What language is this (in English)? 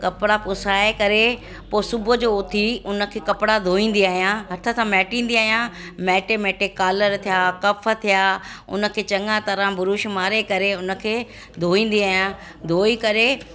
Sindhi